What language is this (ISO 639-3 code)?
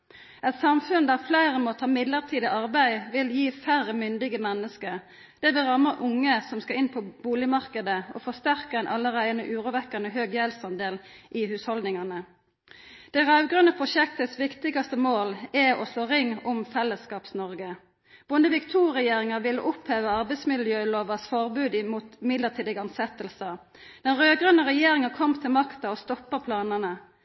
nno